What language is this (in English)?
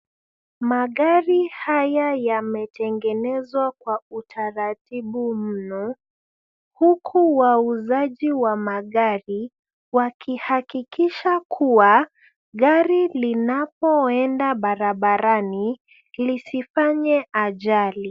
Swahili